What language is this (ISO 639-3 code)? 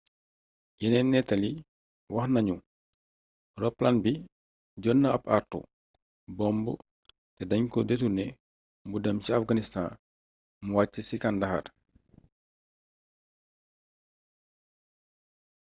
wol